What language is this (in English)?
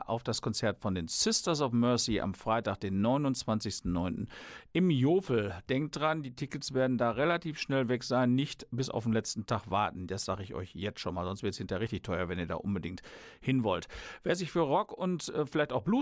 German